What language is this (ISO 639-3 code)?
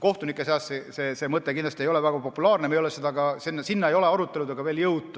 est